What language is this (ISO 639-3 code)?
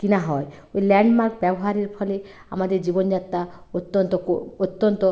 ben